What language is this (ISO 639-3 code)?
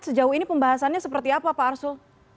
ind